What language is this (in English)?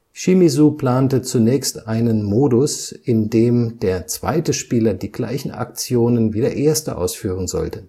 German